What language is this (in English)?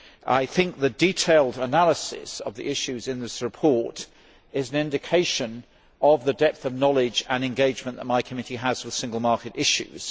English